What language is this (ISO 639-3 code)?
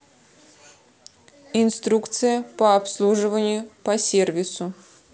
rus